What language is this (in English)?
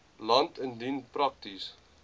Afrikaans